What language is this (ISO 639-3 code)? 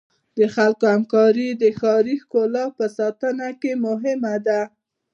pus